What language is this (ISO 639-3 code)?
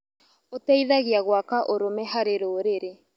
kik